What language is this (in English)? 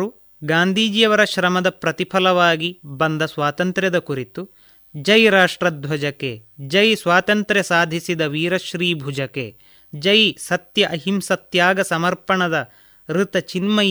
Kannada